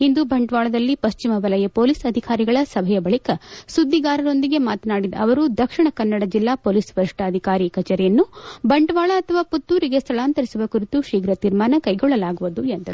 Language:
Kannada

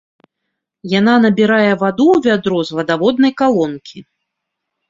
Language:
Belarusian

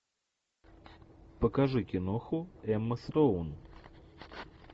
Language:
Russian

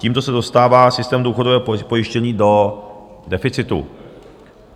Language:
Czech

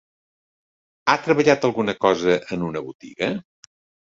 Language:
Catalan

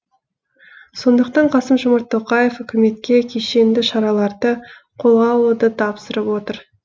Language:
Kazakh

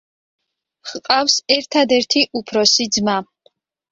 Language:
Georgian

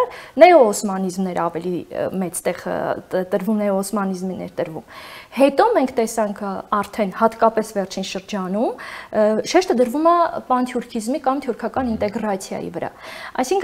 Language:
Romanian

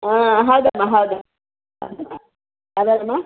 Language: Kannada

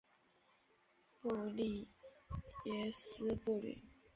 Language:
Chinese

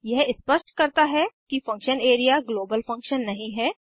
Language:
Hindi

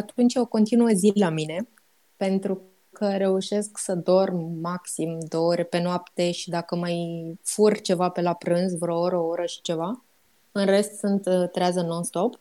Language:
Romanian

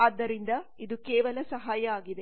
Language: Kannada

